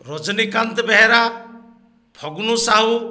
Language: Odia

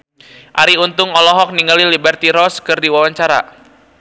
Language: Sundanese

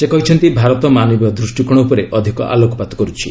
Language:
Odia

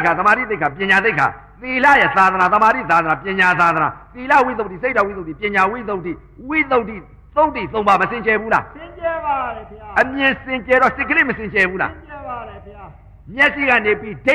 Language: Vietnamese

